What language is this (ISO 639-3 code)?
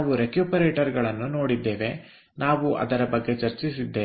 kan